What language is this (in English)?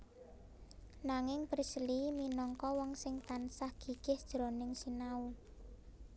Javanese